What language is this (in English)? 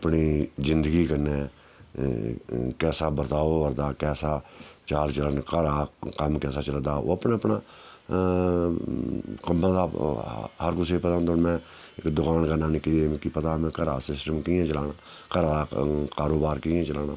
Dogri